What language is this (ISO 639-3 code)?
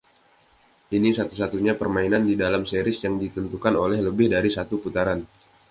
ind